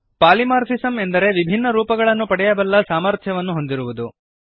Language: Kannada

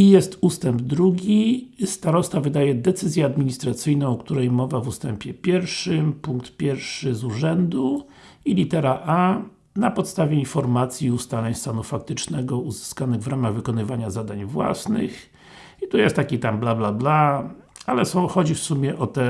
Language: Polish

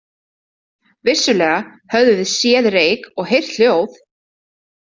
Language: Icelandic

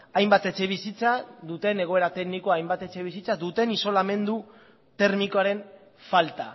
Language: Basque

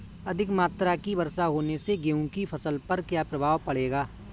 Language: Hindi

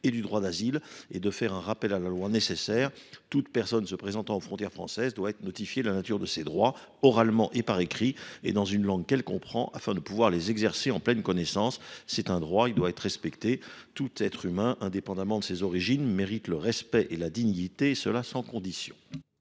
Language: French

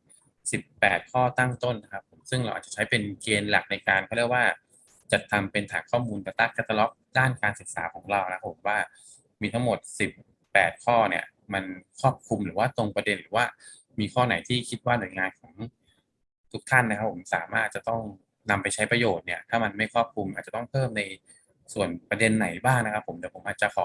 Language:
Thai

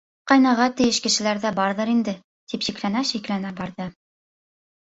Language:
Bashkir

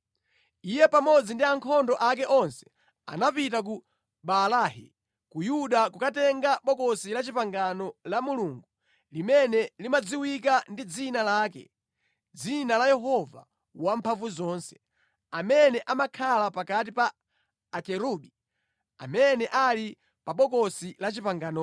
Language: Nyanja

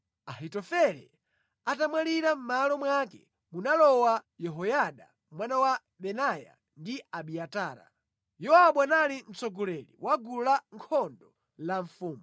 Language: Nyanja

